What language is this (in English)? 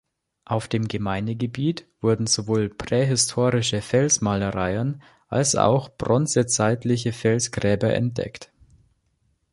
German